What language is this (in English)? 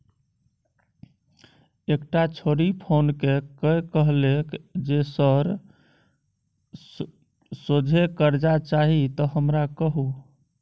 Maithili